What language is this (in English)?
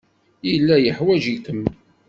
Kabyle